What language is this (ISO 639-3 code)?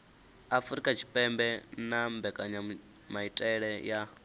ven